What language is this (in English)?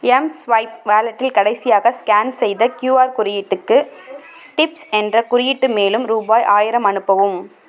Tamil